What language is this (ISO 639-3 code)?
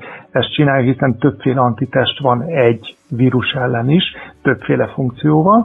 hun